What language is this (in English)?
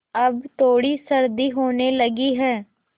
Hindi